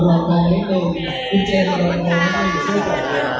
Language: Thai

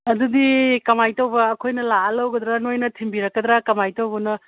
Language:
Manipuri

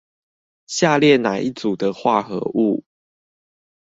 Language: Chinese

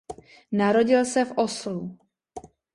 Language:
Czech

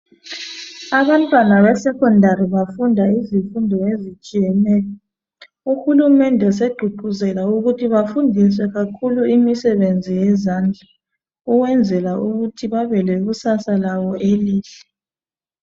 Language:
North Ndebele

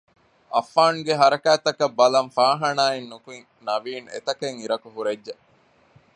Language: Divehi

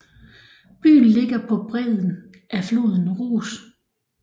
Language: Danish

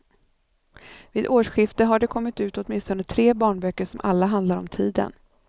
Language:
Swedish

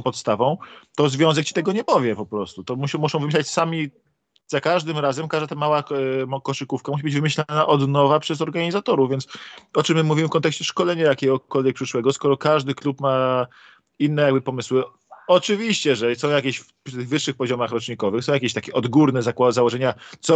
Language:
Polish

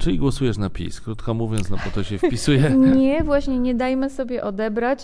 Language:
Polish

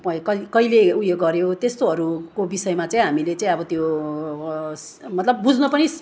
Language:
Nepali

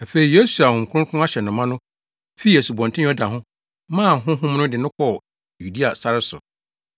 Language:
Akan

